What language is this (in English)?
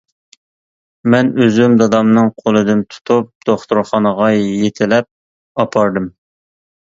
Uyghur